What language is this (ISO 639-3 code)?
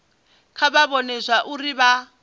ven